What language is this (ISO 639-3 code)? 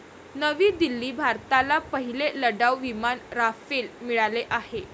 mar